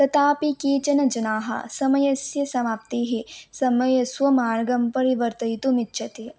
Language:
Sanskrit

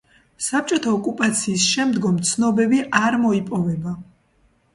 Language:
Georgian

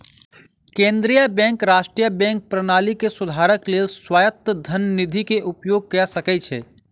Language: Maithili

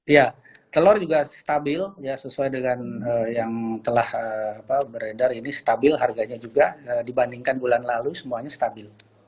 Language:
Indonesian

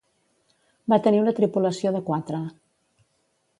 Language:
Catalan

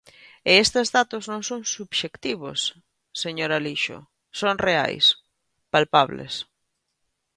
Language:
Galician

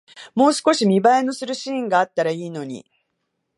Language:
Japanese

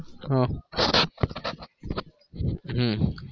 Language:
Gujarati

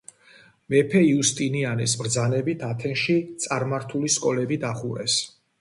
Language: Georgian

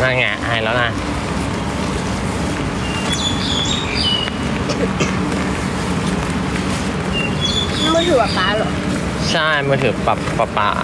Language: Thai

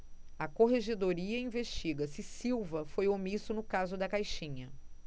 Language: Portuguese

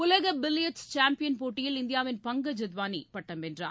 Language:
Tamil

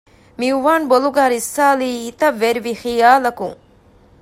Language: Divehi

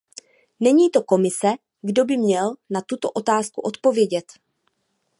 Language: Czech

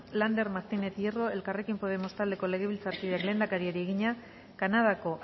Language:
Basque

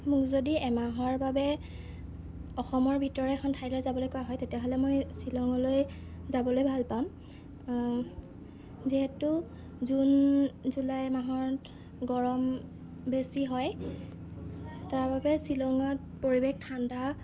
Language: Assamese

